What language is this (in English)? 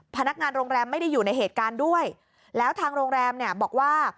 Thai